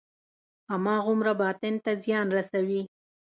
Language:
Pashto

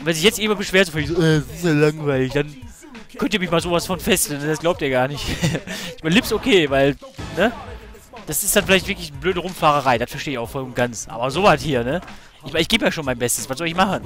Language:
German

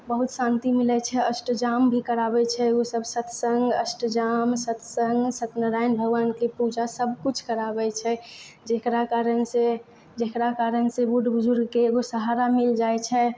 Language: Maithili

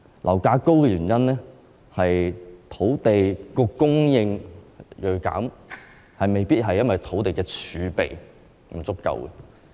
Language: Cantonese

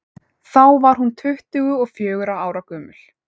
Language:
Icelandic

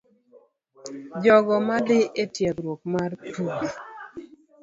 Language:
Luo (Kenya and Tanzania)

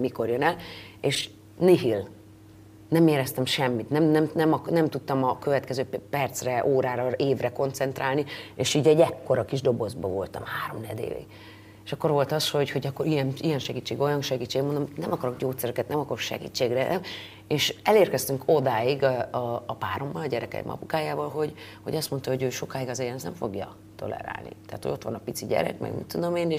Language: Hungarian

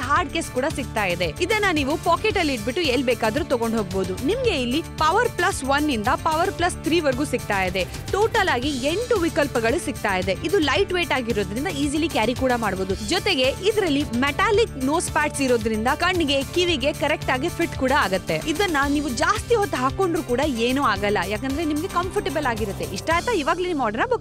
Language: Romanian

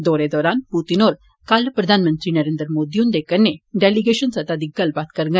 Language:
Dogri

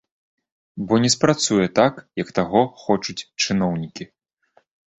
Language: Belarusian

